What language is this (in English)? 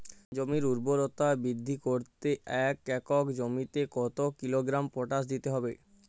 Bangla